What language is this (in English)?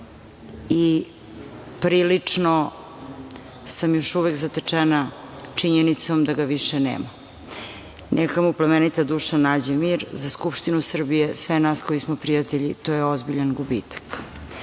Serbian